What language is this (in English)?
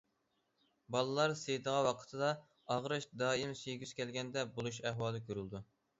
Uyghur